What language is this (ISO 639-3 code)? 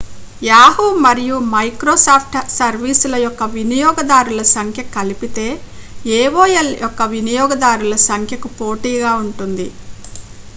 tel